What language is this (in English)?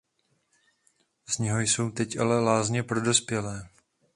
Czech